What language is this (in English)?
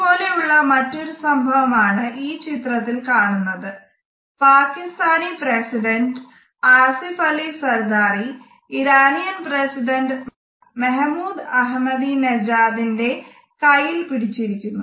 Malayalam